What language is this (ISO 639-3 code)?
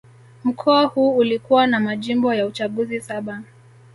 swa